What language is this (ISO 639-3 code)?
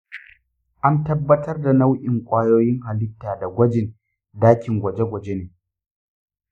hau